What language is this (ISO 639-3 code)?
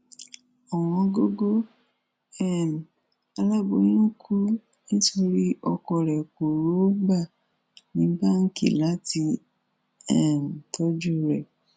yor